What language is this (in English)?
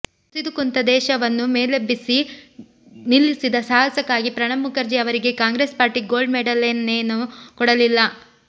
Kannada